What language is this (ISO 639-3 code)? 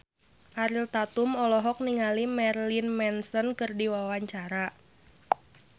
sun